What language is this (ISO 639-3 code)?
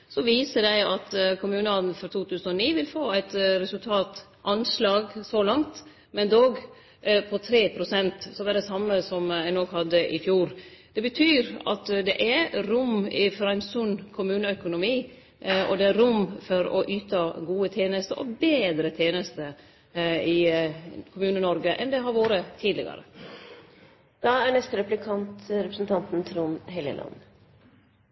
nno